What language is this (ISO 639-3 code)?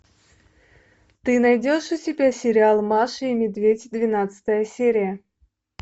rus